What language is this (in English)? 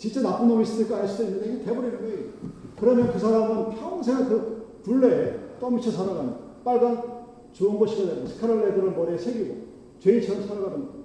Korean